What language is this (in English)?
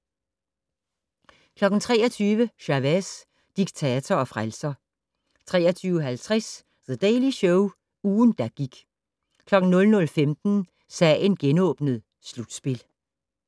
Danish